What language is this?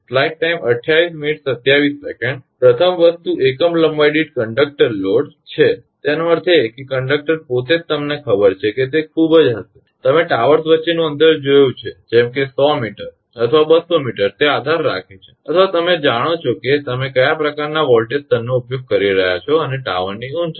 Gujarati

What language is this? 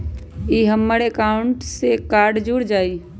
Magahi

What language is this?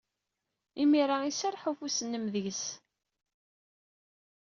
Kabyle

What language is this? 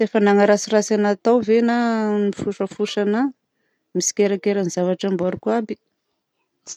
Southern Betsimisaraka Malagasy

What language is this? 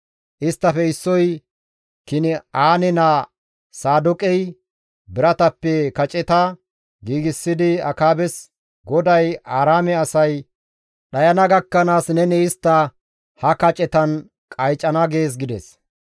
Gamo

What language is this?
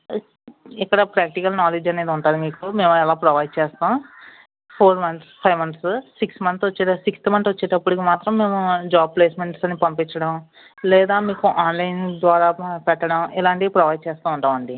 Telugu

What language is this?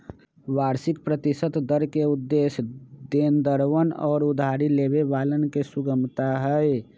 Magahi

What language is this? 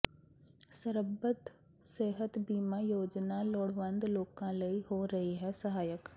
Punjabi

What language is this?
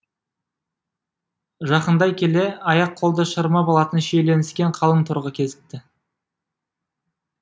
Kazakh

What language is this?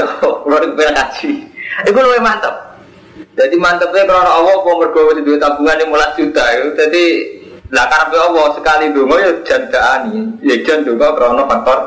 Indonesian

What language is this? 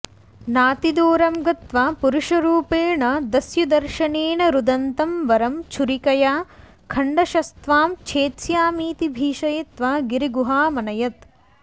Sanskrit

